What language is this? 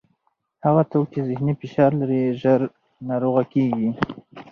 Pashto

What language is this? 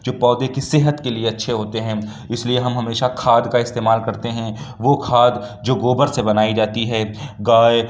Urdu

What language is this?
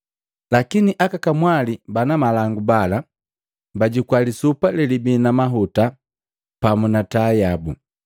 Matengo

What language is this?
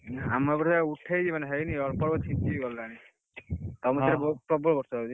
Odia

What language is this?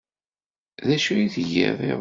Kabyle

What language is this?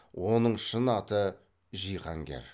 Kazakh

